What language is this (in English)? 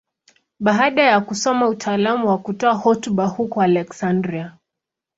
Swahili